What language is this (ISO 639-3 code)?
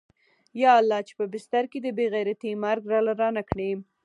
pus